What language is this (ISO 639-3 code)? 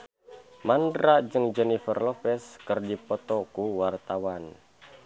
sun